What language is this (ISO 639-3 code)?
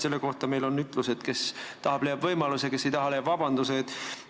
est